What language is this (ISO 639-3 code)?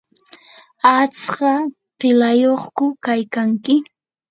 qur